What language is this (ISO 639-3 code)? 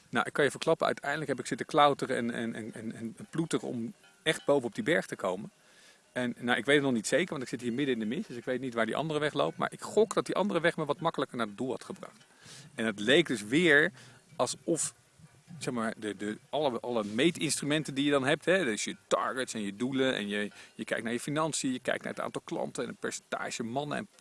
nld